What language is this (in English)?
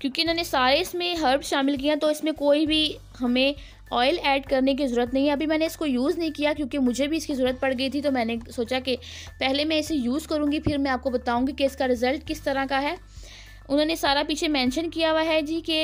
Hindi